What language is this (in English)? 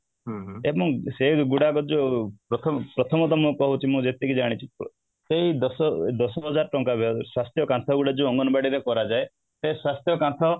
Odia